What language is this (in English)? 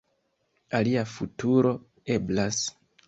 Esperanto